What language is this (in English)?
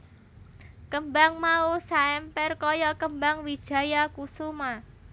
Javanese